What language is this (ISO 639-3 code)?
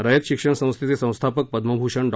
mar